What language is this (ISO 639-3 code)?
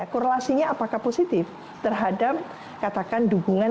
ind